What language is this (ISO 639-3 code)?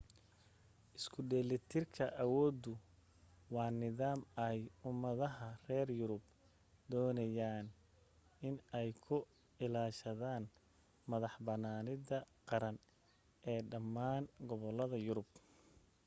som